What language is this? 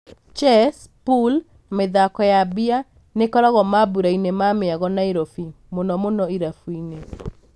Kikuyu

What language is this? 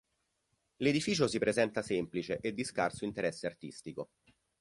Italian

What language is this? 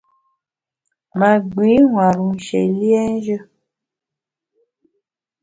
Bamun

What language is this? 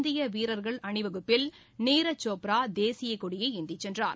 Tamil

